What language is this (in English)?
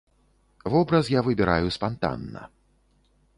Belarusian